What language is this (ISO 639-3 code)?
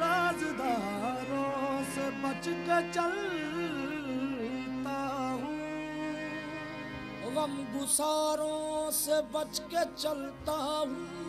ara